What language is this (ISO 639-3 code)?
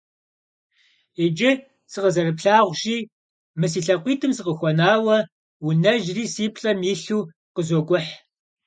kbd